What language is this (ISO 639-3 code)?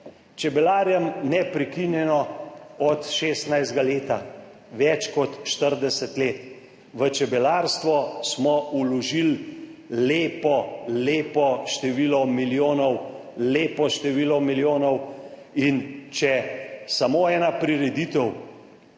slv